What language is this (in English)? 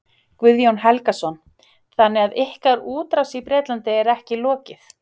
Icelandic